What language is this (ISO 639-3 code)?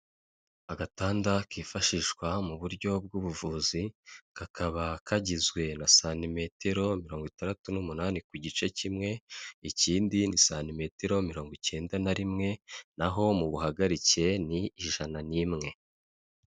kin